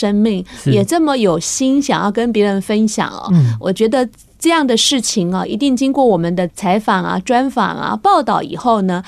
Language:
Chinese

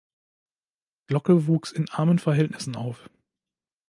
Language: German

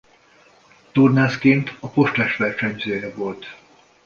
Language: Hungarian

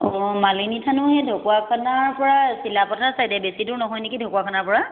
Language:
Assamese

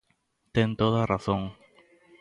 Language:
Galician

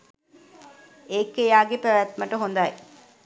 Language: Sinhala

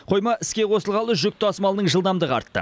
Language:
Kazakh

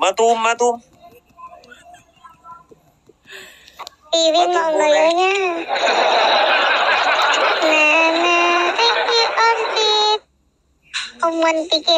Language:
Vietnamese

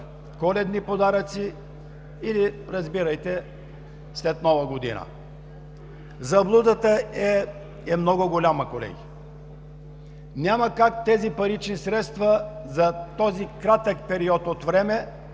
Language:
Bulgarian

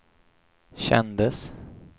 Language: Swedish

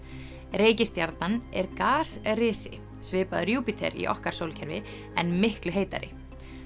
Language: Icelandic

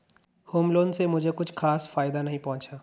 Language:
Hindi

